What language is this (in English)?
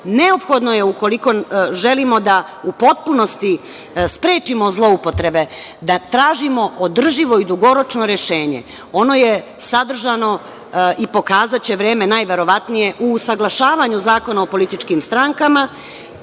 Serbian